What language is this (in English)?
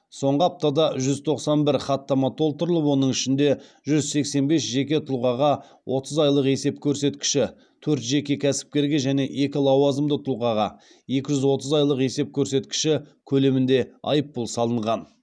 Kazakh